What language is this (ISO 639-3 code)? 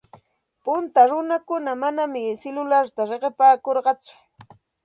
qxt